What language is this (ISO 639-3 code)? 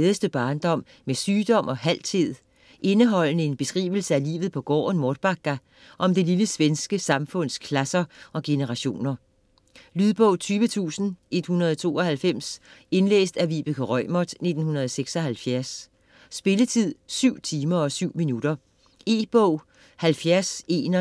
dan